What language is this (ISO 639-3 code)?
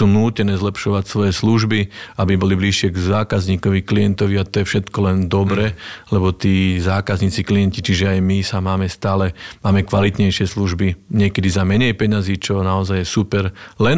slk